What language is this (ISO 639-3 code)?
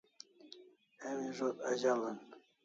kls